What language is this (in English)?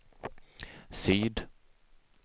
Swedish